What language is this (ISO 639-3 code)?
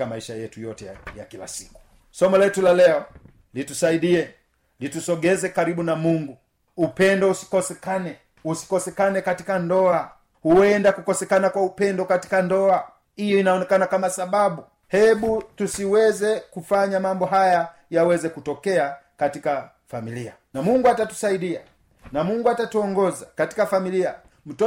swa